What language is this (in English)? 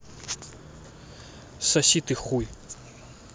Russian